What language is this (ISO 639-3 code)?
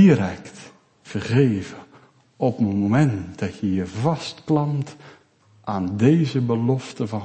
nld